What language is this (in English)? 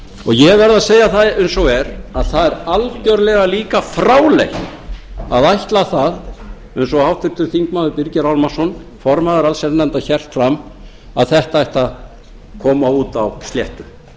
Icelandic